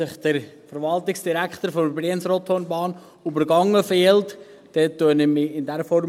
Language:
Swiss German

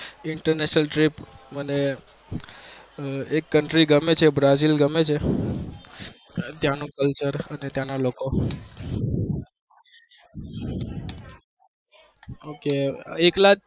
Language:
Gujarati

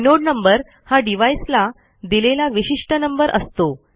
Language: Marathi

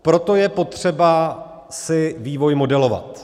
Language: Czech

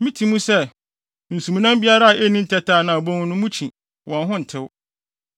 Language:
Akan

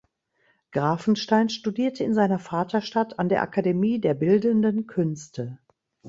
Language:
German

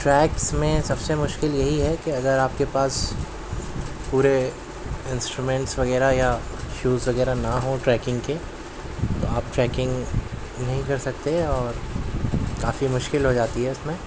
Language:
Urdu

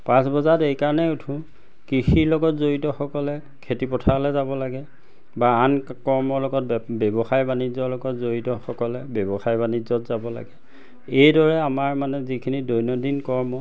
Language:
Assamese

